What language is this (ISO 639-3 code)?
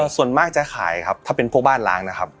tha